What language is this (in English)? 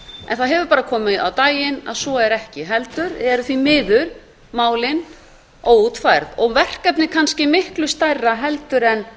Icelandic